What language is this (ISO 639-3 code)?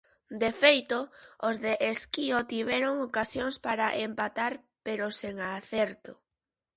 glg